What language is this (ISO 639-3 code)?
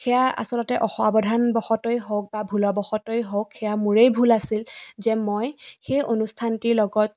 asm